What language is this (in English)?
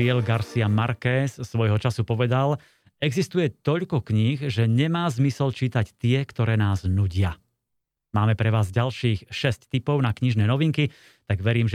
Slovak